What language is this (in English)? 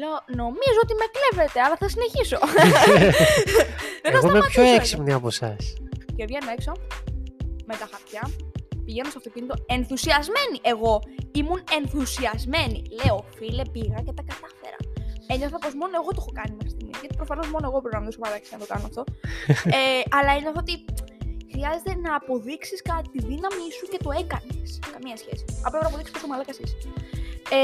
Greek